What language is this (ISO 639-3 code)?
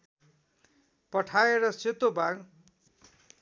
nep